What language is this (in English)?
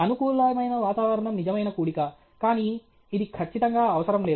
Telugu